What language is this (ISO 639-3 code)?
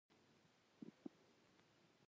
pus